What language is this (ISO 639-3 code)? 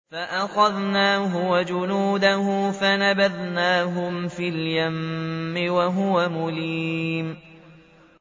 ara